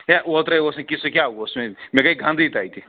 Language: Kashmiri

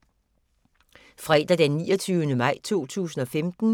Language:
Danish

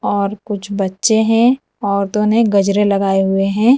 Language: Hindi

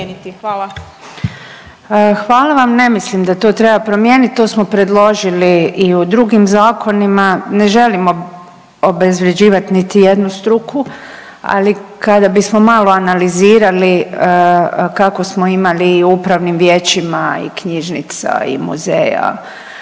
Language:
Croatian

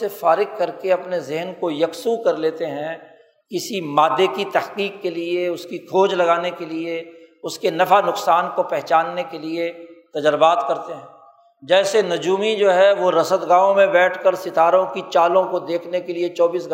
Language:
Urdu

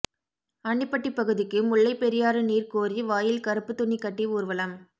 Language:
Tamil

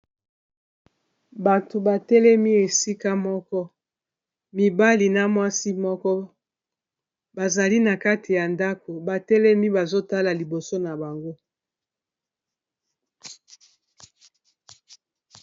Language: Lingala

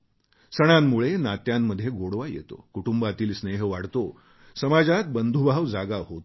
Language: Marathi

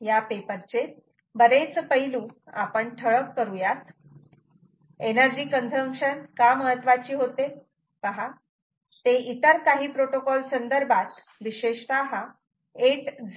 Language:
Marathi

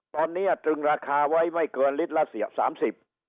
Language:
Thai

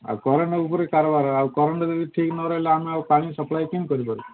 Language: Odia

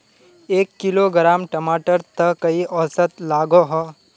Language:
Magahi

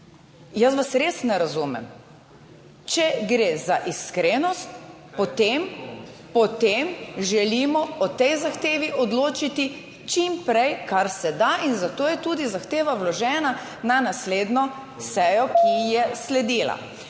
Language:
Slovenian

